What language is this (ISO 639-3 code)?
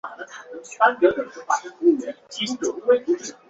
zho